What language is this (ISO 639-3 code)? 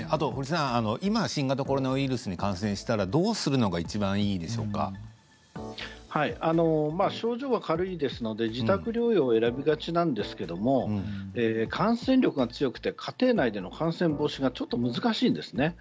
jpn